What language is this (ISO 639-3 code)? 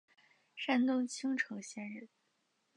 zho